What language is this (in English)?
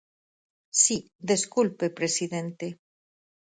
Galician